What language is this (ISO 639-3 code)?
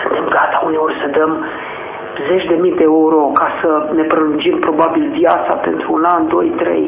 ron